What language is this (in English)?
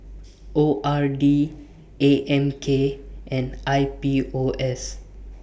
English